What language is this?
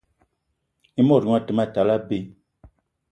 Eton (Cameroon)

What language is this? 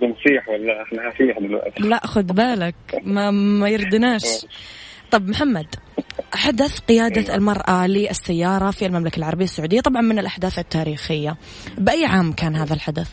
Arabic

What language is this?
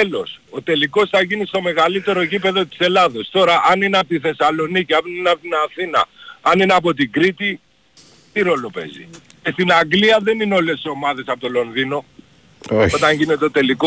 Greek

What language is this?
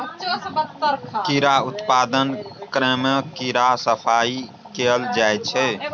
Maithili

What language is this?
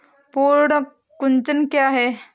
Hindi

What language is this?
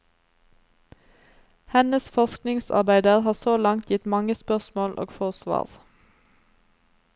Norwegian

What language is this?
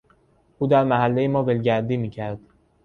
Persian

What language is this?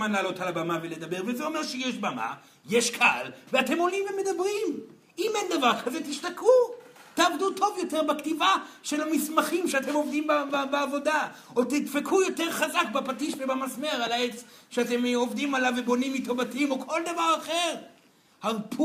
Hebrew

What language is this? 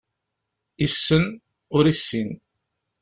Kabyle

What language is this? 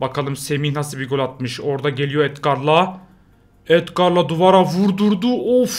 Turkish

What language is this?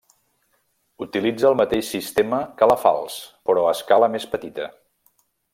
Catalan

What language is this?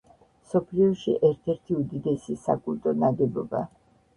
Georgian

